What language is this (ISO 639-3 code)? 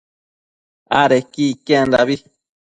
mcf